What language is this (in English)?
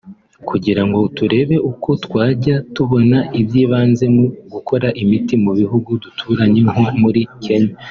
Kinyarwanda